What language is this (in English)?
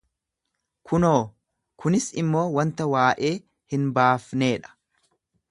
Oromo